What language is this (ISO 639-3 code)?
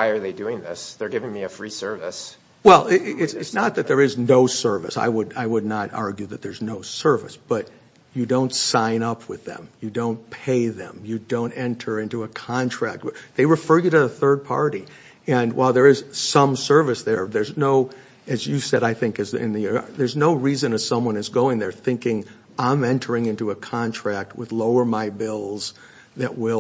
eng